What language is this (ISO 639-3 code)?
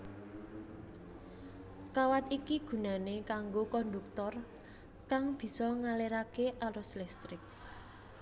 jav